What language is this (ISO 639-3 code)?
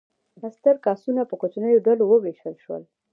pus